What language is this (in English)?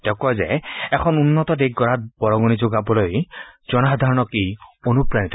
Assamese